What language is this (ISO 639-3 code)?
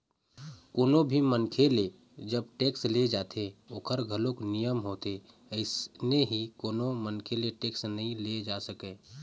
hne